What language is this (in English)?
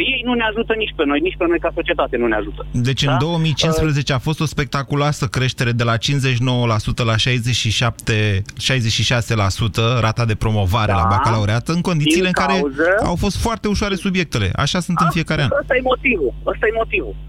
Romanian